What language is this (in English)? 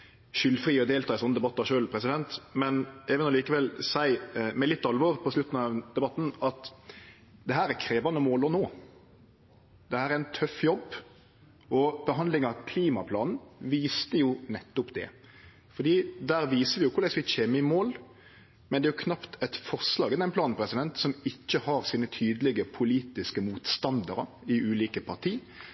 Norwegian Nynorsk